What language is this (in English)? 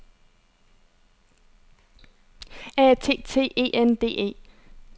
Danish